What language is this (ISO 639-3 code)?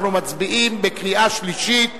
heb